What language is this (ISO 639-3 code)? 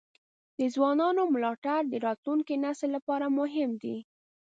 pus